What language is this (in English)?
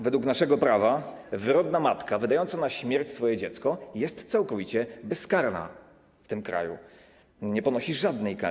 Polish